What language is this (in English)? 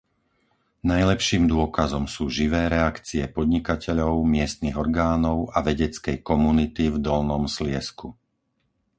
Slovak